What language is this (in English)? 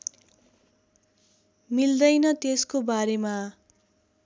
Nepali